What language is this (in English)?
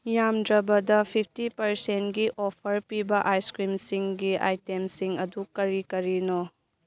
Manipuri